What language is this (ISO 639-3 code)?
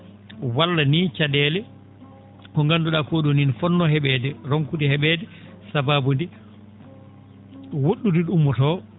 ful